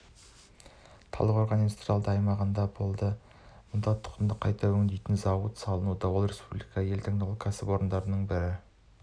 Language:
Kazakh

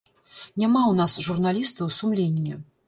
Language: Belarusian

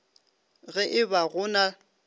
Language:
Northern Sotho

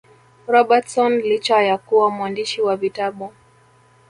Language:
Swahili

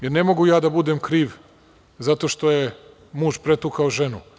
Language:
Serbian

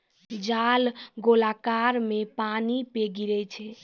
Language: Maithili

